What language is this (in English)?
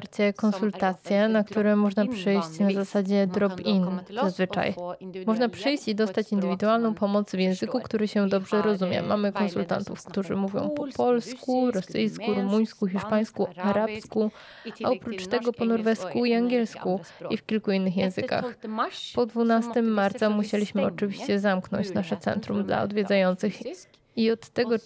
Polish